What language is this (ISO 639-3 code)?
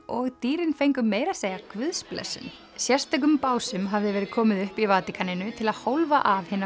isl